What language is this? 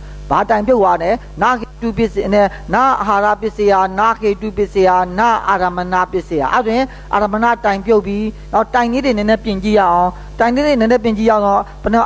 Korean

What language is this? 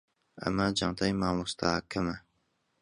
Central Kurdish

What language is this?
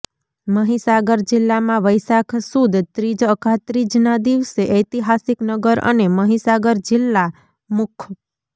Gujarati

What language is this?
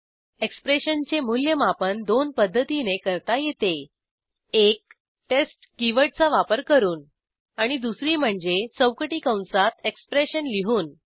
Marathi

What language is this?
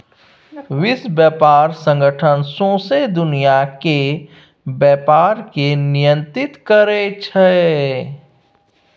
Maithili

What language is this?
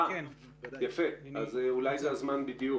Hebrew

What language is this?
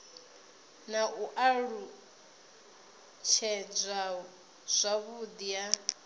Venda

